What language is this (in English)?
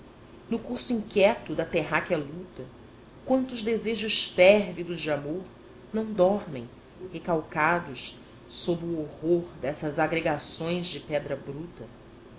Portuguese